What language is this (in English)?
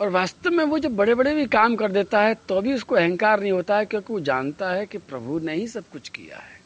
Hindi